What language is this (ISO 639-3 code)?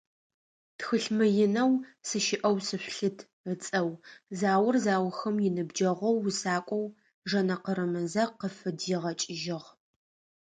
ady